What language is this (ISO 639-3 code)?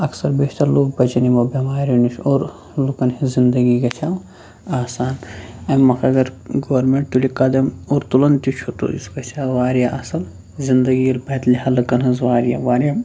kas